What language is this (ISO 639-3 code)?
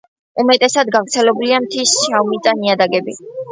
kat